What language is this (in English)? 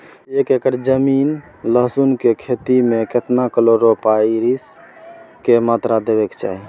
Maithili